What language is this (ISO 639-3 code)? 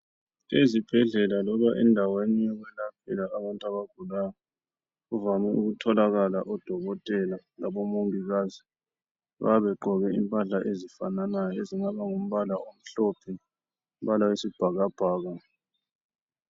nde